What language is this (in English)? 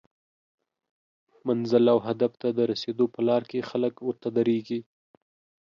Pashto